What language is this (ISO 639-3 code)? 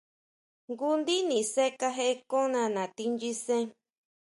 mau